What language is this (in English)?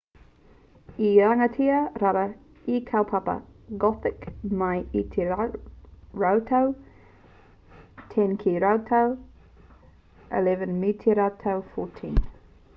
Māori